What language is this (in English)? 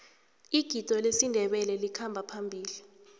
South Ndebele